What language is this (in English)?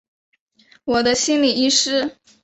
Chinese